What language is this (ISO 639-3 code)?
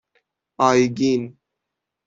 fas